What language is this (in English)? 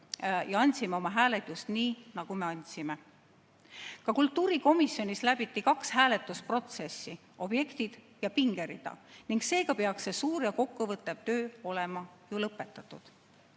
Estonian